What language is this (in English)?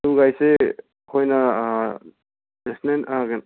Manipuri